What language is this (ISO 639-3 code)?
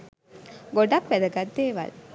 sin